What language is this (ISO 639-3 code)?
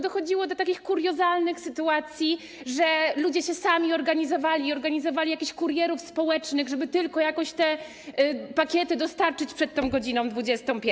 pol